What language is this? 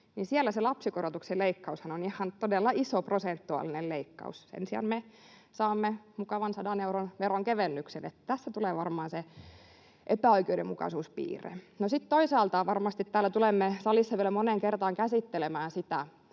Finnish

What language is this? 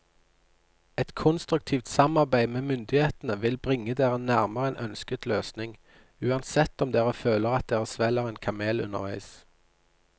Norwegian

